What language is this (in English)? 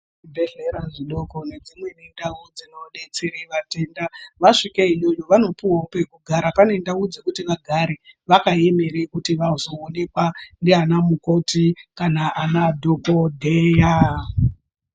Ndau